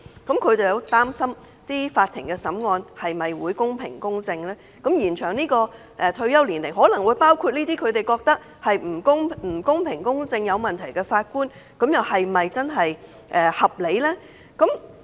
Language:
Cantonese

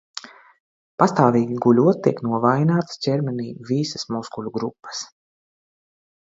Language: Latvian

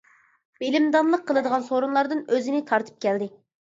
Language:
Uyghur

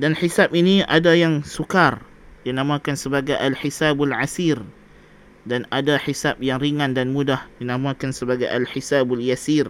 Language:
Malay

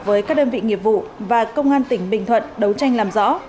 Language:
Vietnamese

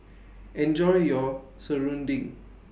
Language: English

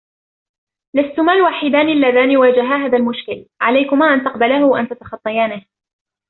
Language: Arabic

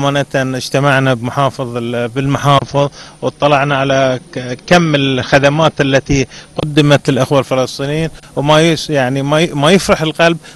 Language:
Arabic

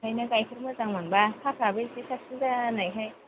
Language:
Bodo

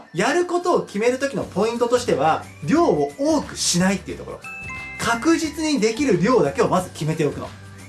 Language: Japanese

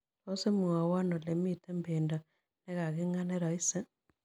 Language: Kalenjin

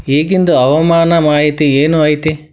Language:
Kannada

